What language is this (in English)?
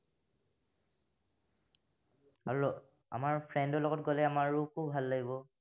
Assamese